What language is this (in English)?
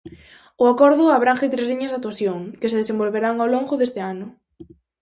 Galician